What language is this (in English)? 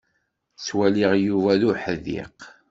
Kabyle